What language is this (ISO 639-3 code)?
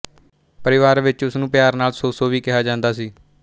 pan